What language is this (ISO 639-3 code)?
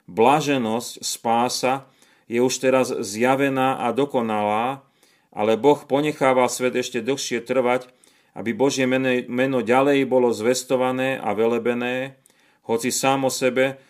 slk